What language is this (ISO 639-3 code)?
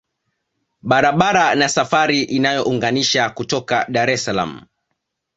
swa